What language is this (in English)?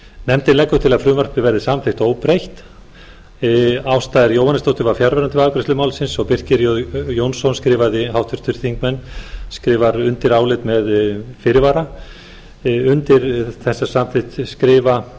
Icelandic